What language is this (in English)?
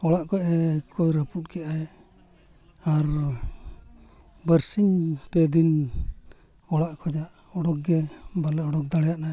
Santali